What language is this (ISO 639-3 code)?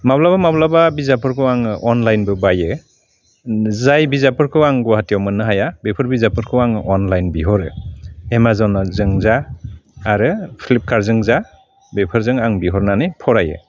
brx